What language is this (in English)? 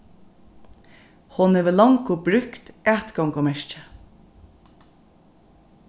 Faroese